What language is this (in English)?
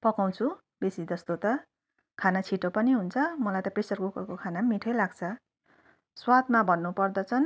Nepali